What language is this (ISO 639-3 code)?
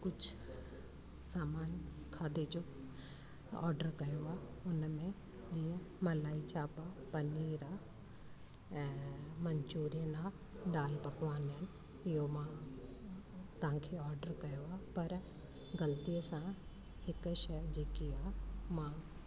snd